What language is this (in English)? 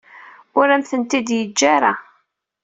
Kabyle